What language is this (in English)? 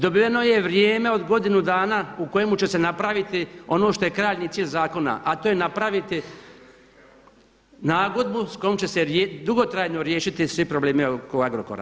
Croatian